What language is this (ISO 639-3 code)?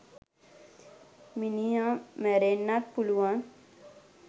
sin